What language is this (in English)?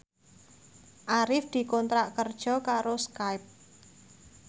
Javanese